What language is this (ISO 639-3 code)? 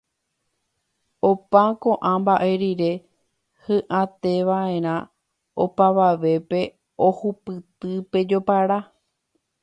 grn